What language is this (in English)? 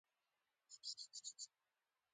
Pashto